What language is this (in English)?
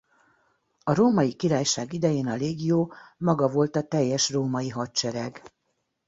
Hungarian